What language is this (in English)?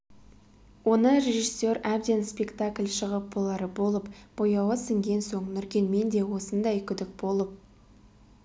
Kazakh